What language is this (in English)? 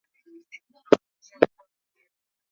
Swahili